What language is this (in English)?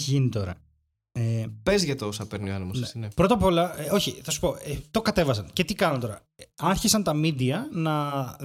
Greek